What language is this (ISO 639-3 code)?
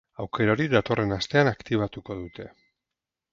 eus